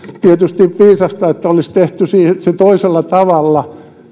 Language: Finnish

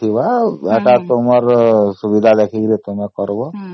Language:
Odia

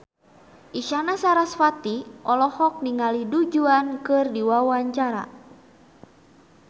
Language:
Sundanese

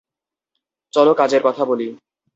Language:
Bangla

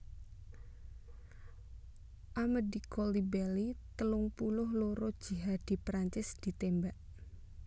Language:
Javanese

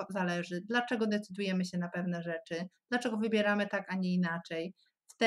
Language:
Polish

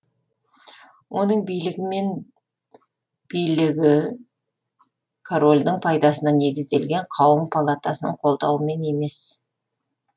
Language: Kazakh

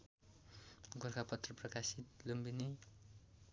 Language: Nepali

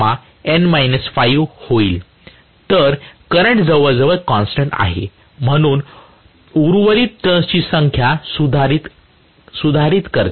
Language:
Marathi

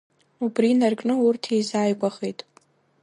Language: Abkhazian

